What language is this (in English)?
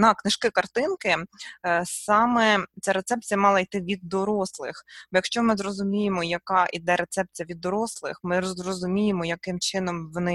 Ukrainian